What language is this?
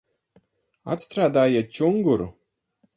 Latvian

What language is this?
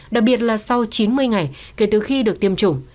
Vietnamese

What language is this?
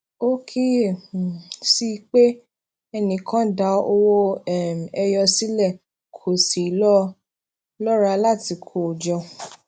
Yoruba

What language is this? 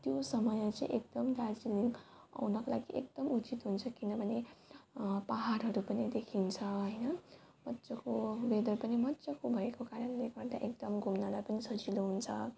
Nepali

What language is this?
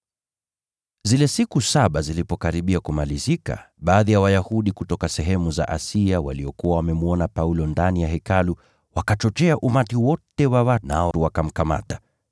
Swahili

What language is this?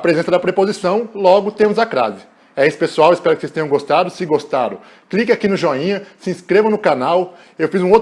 Portuguese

